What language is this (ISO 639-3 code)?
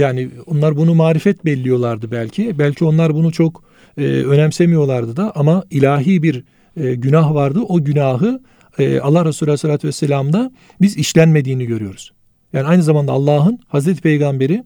tur